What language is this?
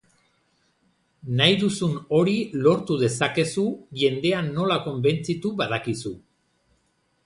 Basque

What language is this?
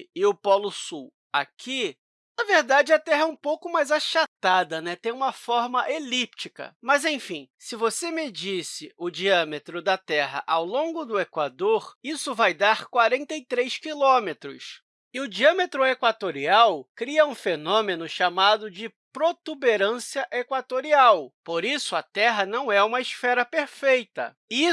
Portuguese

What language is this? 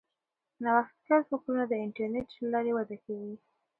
Pashto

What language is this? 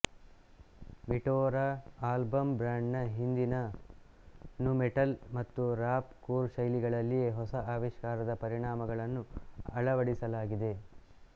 Kannada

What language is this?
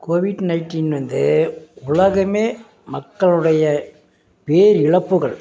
Tamil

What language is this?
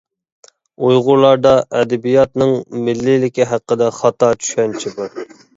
Uyghur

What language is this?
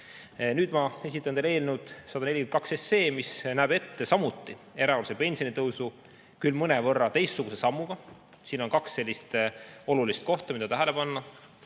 Estonian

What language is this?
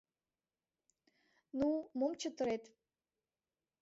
Mari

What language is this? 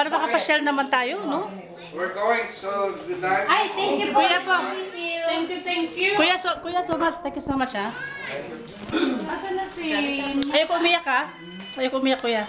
Filipino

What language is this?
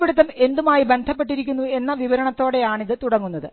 Malayalam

